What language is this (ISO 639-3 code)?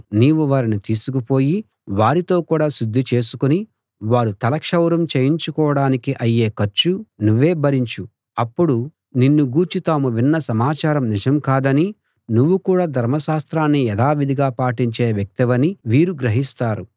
tel